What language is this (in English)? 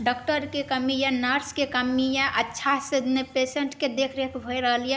Maithili